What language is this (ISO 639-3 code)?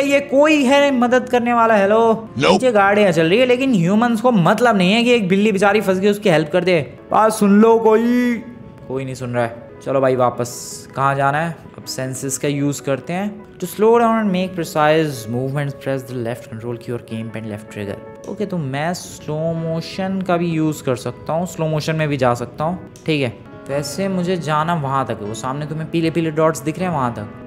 hin